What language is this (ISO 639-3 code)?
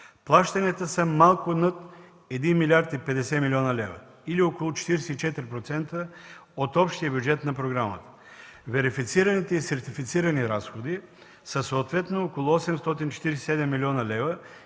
bul